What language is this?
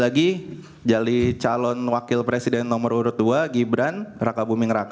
Indonesian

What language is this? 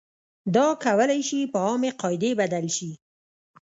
Pashto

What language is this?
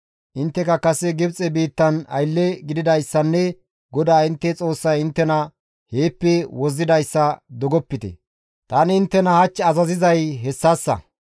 Gamo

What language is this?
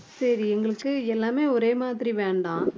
Tamil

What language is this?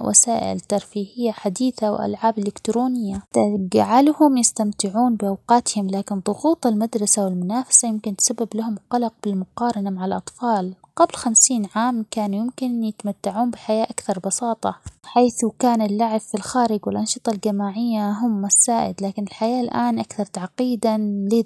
Omani Arabic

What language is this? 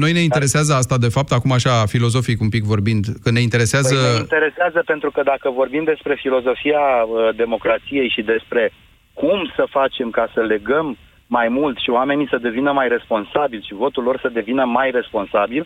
Romanian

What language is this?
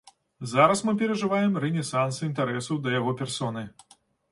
Belarusian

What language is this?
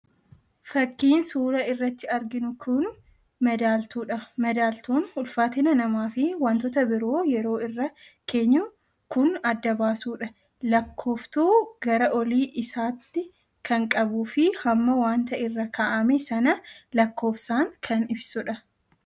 Oromo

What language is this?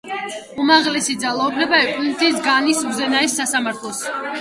Georgian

